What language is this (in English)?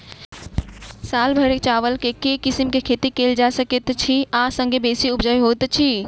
Maithili